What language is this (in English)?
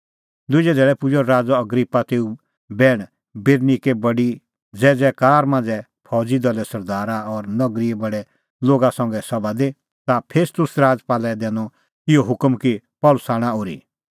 Kullu Pahari